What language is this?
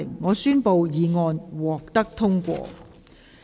Cantonese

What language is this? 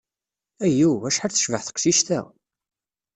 Kabyle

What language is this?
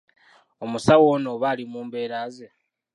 Ganda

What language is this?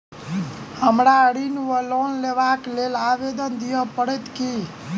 Maithili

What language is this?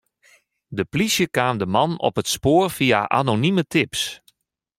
Western Frisian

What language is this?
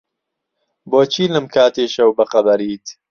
Central Kurdish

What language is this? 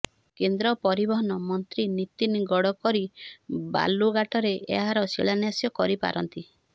Odia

